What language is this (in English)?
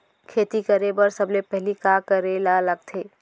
Chhattisgarhi